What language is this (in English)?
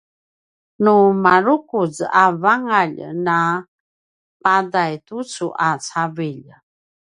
Paiwan